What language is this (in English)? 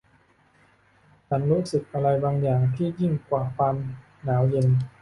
Thai